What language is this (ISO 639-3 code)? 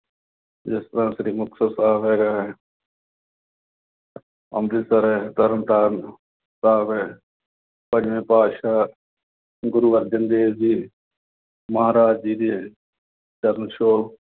pan